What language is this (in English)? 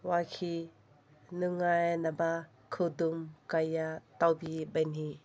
Manipuri